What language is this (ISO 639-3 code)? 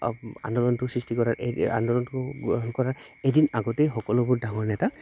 asm